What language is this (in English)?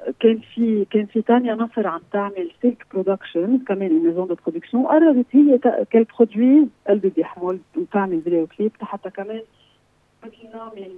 Arabic